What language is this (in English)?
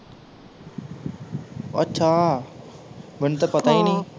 Punjabi